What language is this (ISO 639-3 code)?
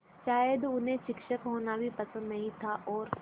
hin